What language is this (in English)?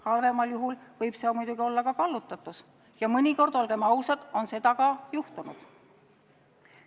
Estonian